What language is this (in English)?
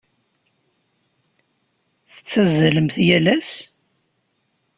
Kabyle